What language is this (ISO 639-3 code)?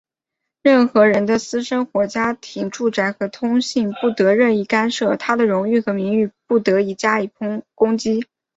zho